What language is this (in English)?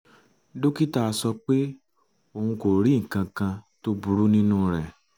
Yoruba